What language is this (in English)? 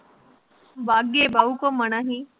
Punjabi